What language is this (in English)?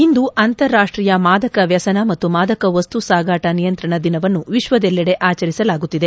Kannada